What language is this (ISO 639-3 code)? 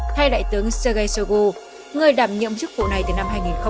vie